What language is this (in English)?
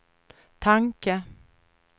Swedish